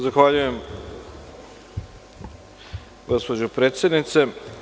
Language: Serbian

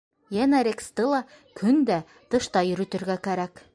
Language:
Bashkir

